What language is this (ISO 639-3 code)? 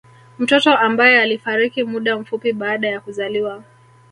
swa